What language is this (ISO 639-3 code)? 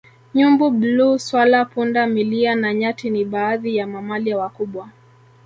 swa